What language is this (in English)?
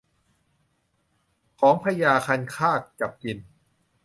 Thai